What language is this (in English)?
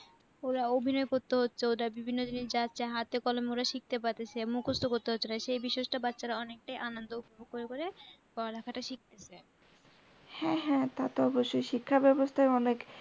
Bangla